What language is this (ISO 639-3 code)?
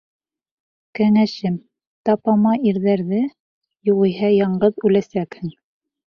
bak